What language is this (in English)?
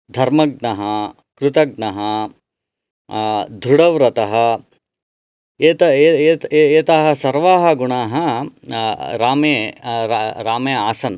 Sanskrit